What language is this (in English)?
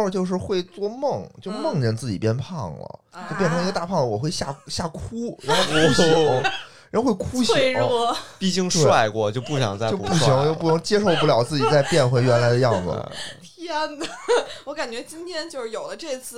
Chinese